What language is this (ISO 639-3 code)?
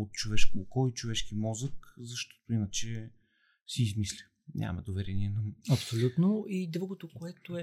bul